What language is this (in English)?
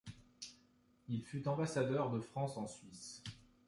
French